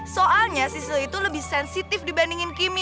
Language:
Indonesian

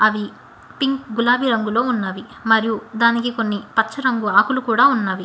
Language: Telugu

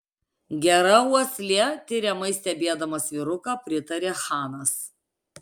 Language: Lithuanian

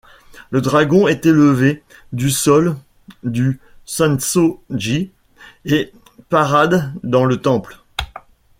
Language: French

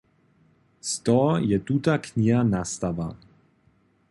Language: Upper Sorbian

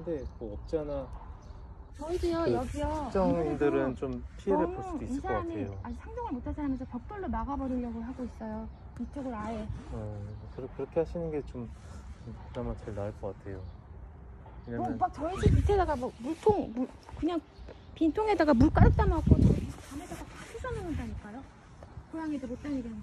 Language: Korean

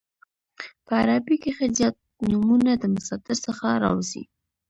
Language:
Pashto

